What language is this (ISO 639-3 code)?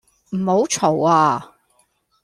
yue